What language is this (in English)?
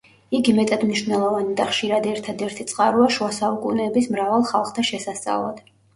Georgian